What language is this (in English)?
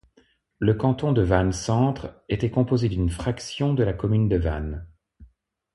French